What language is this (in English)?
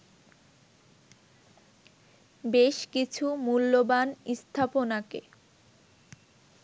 Bangla